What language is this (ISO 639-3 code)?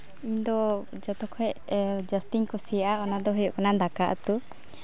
sat